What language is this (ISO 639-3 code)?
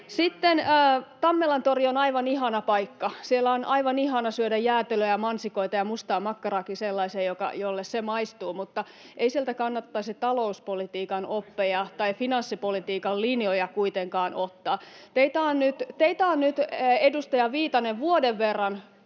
fin